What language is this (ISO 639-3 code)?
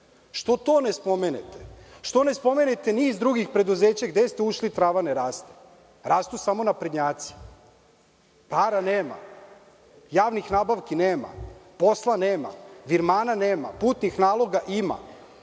srp